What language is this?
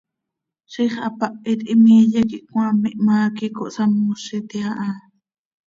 Seri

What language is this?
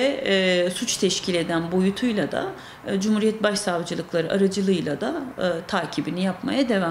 Turkish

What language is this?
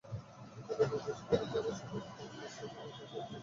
Bangla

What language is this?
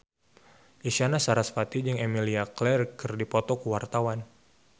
Sundanese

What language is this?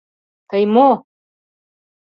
Mari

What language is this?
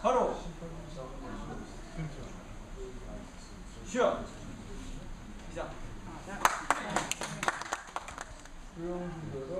Korean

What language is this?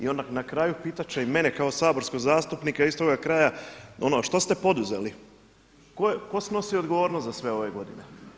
Croatian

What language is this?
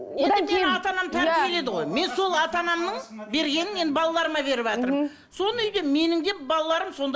Kazakh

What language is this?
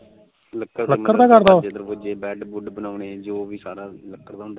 Punjabi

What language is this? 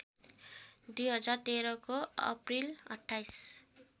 Nepali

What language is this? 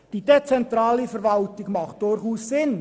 Swiss German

